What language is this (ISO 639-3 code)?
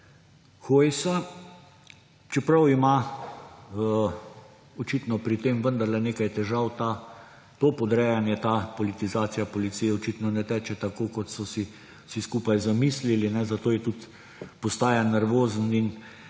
slv